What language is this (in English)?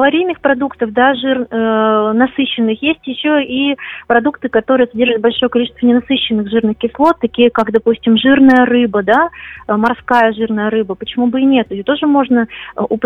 Russian